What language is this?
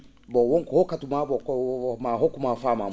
Fula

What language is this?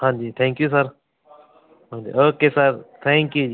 Punjabi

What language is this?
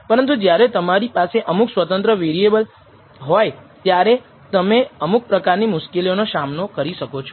Gujarati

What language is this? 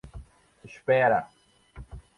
Portuguese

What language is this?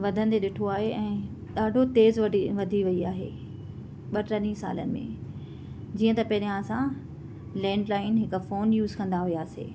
Sindhi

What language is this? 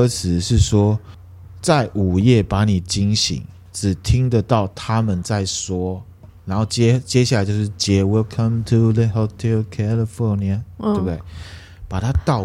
Chinese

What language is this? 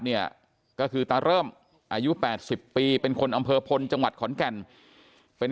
Thai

